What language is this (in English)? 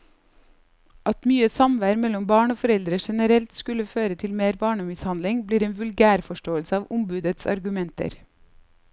Norwegian